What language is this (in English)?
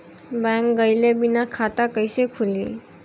Bhojpuri